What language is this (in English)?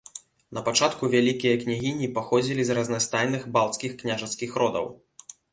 Belarusian